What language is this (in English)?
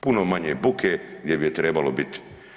Croatian